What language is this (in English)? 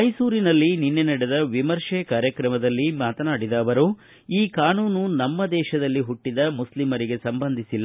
Kannada